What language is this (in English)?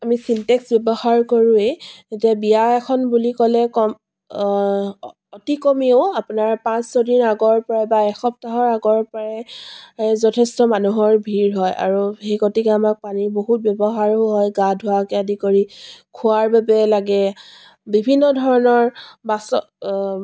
Assamese